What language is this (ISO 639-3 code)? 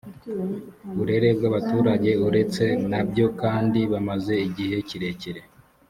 kin